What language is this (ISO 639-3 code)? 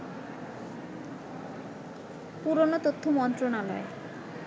ben